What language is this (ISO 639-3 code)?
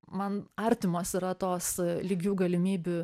lit